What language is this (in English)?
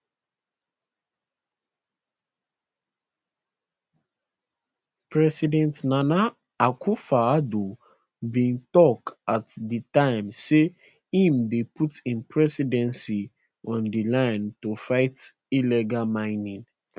Nigerian Pidgin